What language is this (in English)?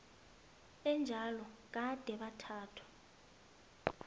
South Ndebele